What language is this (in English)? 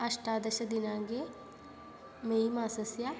Sanskrit